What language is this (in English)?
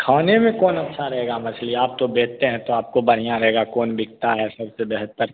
Hindi